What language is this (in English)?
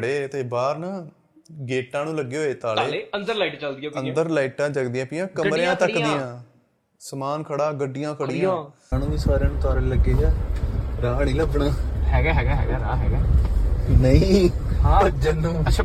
Punjabi